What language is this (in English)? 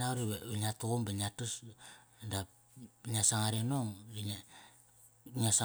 Kairak